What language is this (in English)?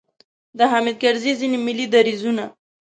Pashto